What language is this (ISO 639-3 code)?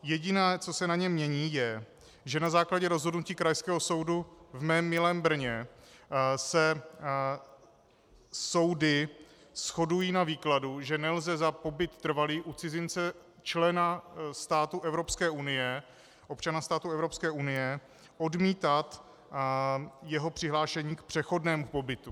ces